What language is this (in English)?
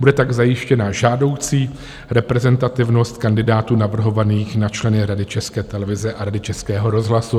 Czech